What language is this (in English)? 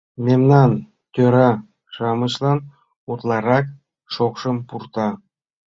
Mari